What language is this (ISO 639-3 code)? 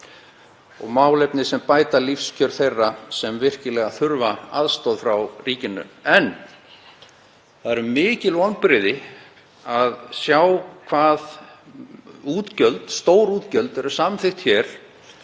isl